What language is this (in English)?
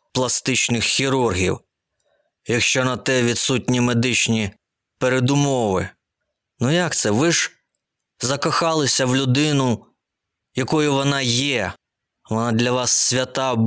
Ukrainian